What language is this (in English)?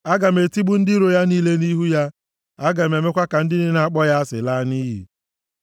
Igbo